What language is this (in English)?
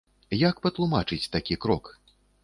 Belarusian